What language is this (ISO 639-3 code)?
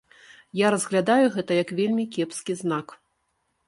bel